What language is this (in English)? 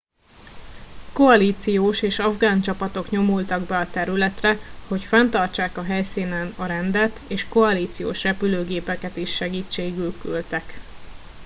Hungarian